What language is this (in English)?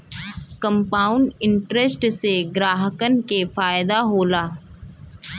Bhojpuri